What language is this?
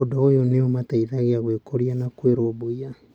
Kikuyu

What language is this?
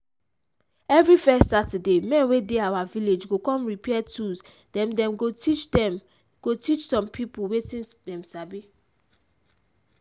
Nigerian Pidgin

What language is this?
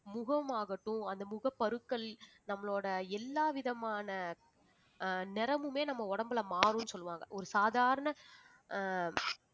Tamil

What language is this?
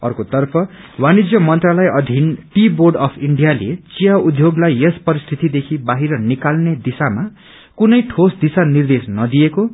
Nepali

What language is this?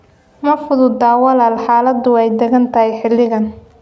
Somali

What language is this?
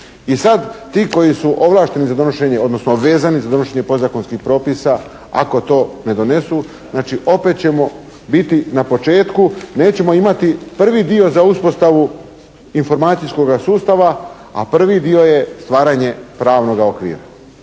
Croatian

